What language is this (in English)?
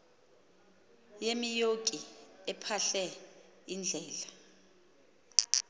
Xhosa